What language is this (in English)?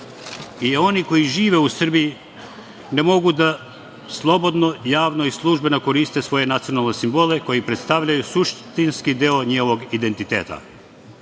Serbian